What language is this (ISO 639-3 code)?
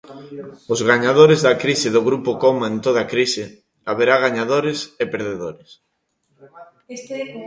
glg